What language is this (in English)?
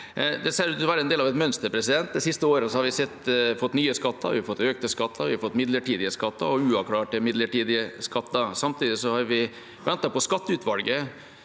Norwegian